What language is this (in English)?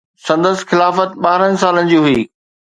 Sindhi